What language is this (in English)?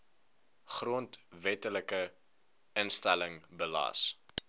Afrikaans